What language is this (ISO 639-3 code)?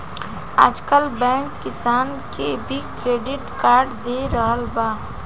bho